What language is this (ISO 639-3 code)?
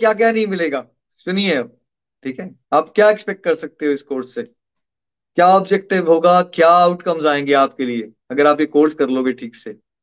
hin